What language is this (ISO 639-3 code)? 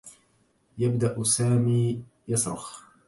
ara